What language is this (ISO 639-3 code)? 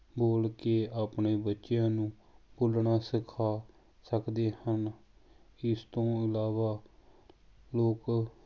pan